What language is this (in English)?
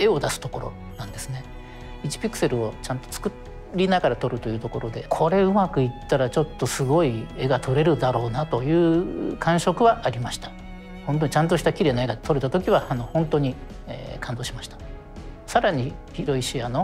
Japanese